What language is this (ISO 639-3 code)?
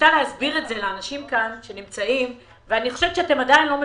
heb